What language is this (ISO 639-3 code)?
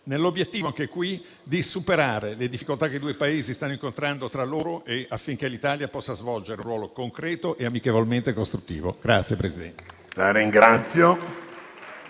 ita